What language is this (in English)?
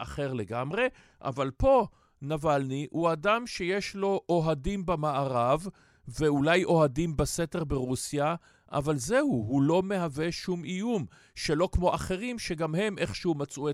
Hebrew